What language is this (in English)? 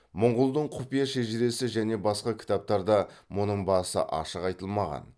Kazakh